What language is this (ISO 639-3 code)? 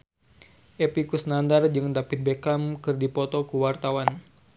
sun